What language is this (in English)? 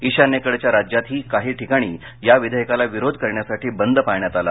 Marathi